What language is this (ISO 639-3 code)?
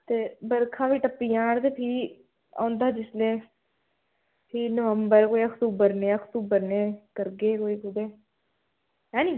doi